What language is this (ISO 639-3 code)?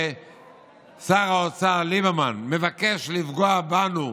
heb